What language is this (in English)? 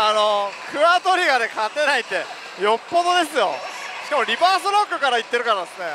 Japanese